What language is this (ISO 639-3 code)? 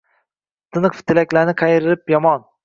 uzb